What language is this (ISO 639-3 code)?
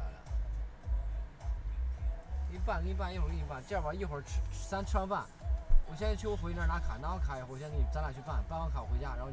zho